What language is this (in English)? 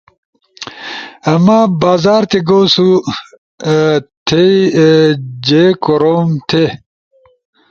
Ushojo